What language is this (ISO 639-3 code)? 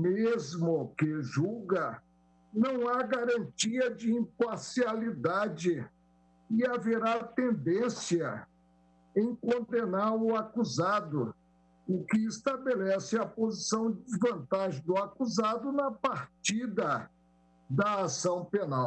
por